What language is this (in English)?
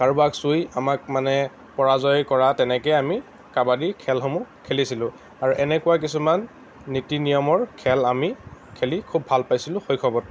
Assamese